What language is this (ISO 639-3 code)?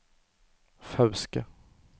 nor